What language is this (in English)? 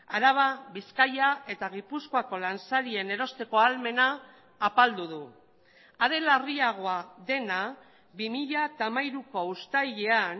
Basque